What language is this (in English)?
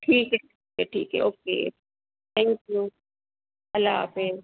Urdu